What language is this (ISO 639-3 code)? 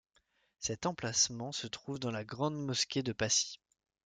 fra